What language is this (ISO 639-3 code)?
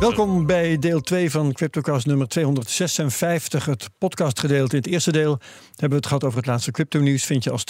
nld